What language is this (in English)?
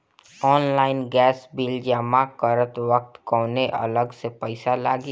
Bhojpuri